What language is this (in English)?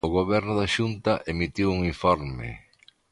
Galician